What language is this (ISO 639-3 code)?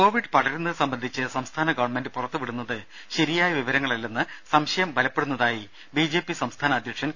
mal